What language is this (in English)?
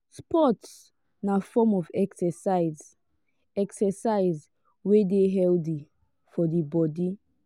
Nigerian Pidgin